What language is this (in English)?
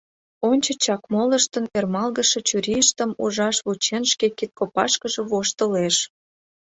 Mari